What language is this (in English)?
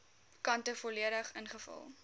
Afrikaans